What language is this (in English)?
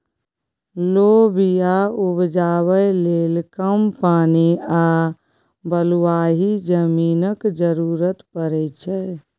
Maithili